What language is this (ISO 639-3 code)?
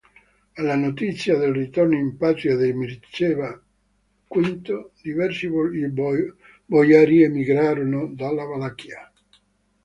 ita